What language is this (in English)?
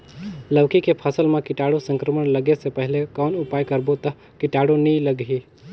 Chhattisgarhi